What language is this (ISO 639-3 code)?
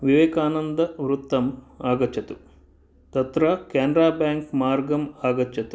san